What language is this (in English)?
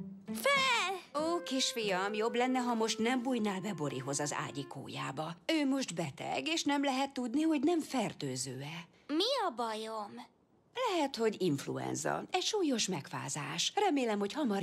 Hungarian